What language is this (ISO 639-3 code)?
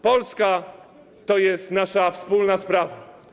pol